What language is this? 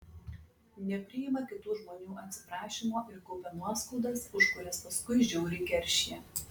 Lithuanian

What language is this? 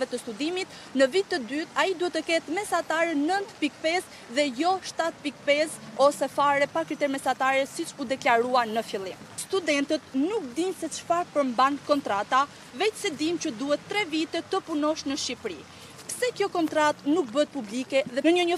Romanian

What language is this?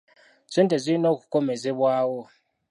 Ganda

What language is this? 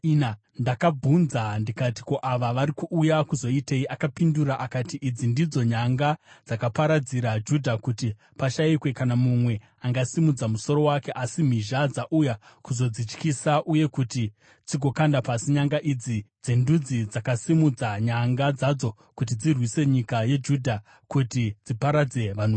Shona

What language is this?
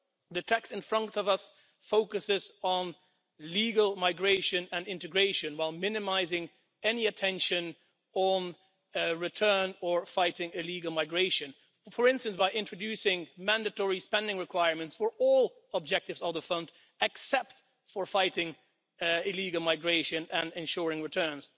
English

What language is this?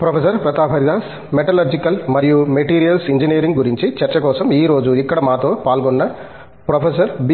Telugu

